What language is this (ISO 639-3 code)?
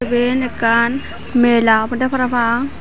ccp